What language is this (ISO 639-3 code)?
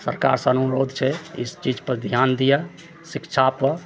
mai